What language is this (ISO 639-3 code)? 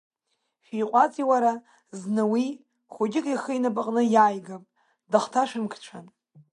abk